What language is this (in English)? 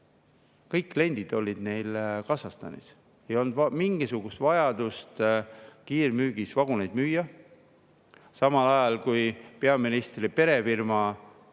Estonian